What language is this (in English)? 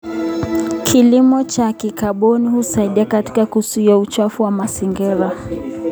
Kalenjin